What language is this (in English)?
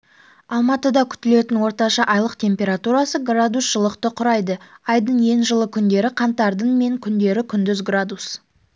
Kazakh